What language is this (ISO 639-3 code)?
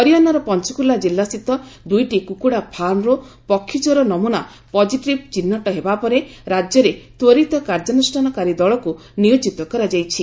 ori